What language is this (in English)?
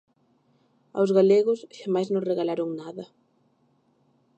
Galician